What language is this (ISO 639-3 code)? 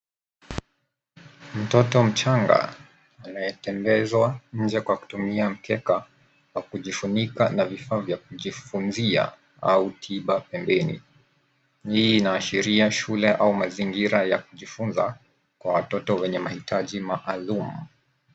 swa